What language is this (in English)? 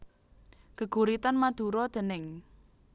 Javanese